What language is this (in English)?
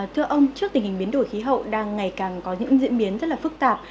Vietnamese